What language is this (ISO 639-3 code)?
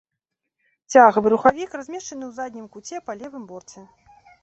bel